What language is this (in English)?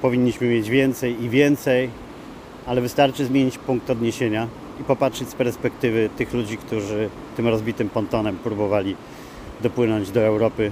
Polish